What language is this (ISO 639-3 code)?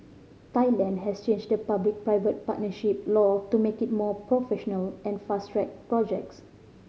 eng